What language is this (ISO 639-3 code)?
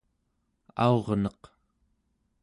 esu